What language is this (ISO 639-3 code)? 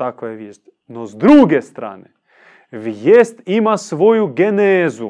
hrv